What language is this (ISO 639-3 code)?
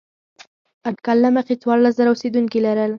pus